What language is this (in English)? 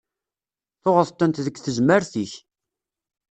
Kabyle